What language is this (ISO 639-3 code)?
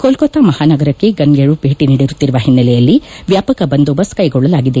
kan